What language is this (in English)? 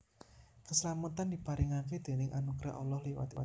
Javanese